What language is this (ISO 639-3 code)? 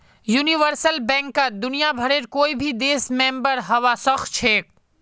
mag